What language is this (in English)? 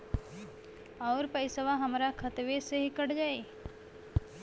Bhojpuri